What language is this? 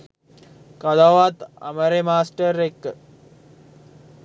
Sinhala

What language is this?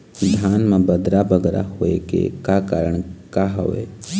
Chhattisgarhi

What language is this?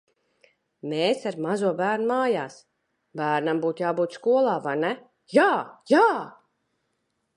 Latvian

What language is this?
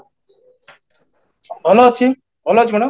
Odia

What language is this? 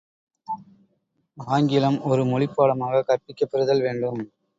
Tamil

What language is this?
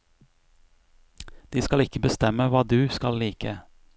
Norwegian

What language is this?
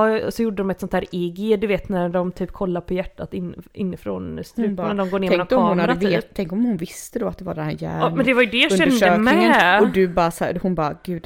Swedish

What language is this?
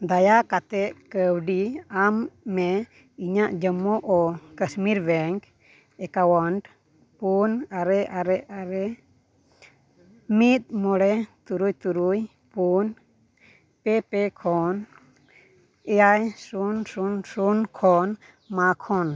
Santali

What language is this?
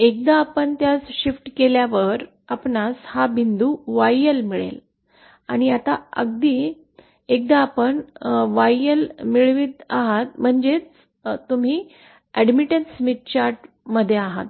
Marathi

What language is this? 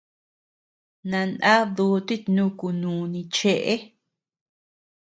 Tepeuxila Cuicatec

